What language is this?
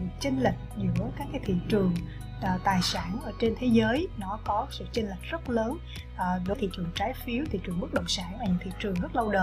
Vietnamese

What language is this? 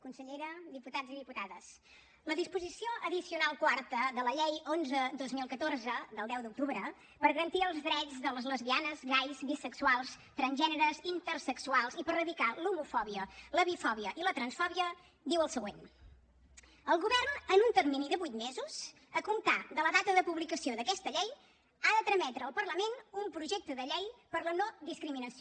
Catalan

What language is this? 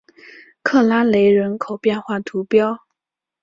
Chinese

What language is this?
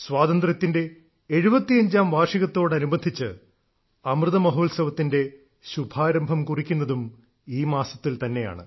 Malayalam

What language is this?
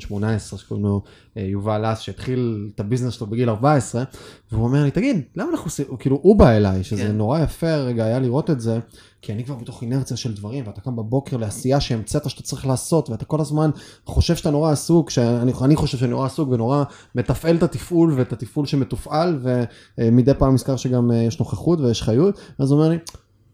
Hebrew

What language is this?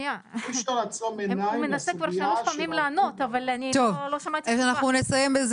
Hebrew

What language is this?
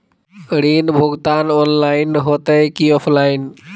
Magahi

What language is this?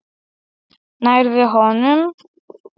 Icelandic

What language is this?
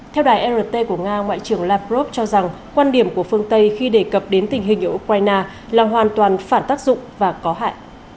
Vietnamese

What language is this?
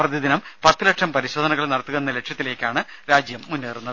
Malayalam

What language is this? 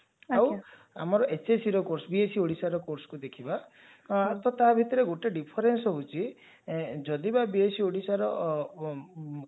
Odia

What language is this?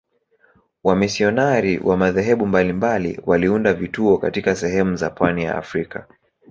Swahili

